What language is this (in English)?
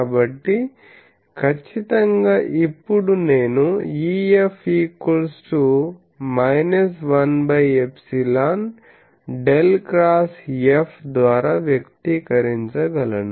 Telugu